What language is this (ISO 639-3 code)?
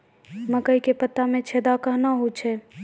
mai